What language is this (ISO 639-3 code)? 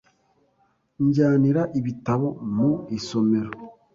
kin